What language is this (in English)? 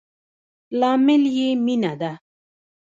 Pashto